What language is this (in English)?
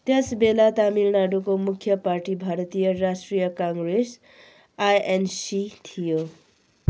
Nepali